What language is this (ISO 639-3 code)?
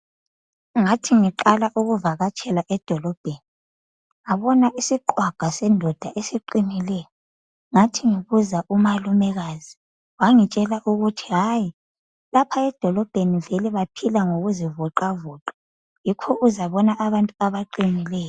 nde